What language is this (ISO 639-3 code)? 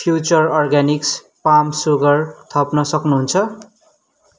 nep